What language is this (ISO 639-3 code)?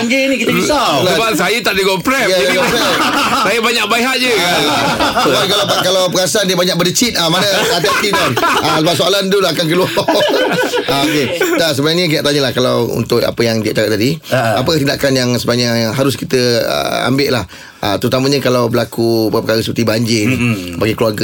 msa